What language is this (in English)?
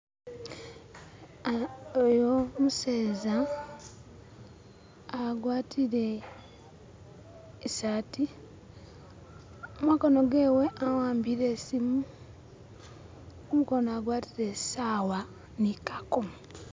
Masaaba